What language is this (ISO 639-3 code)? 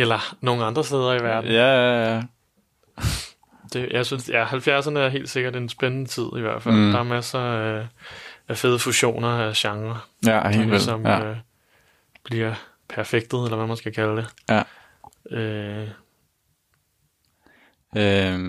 dan